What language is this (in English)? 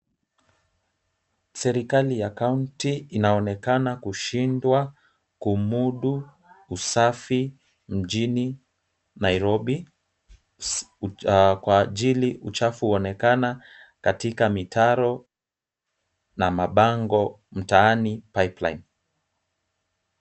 Swahili